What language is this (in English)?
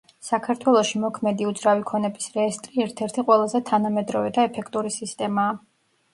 Georgian